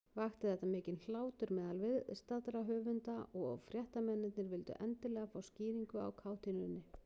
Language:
Icelandic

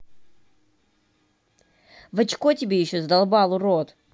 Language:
Russian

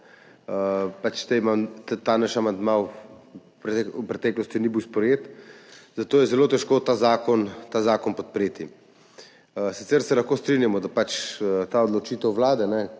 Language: Slovenian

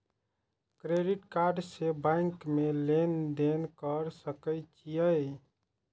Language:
Maithili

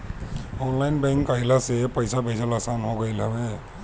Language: Bhojpuri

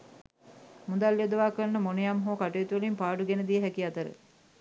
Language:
Sinhala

